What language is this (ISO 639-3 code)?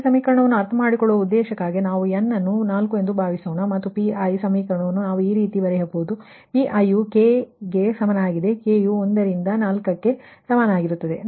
kan